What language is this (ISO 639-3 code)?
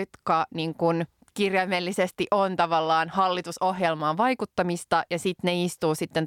fin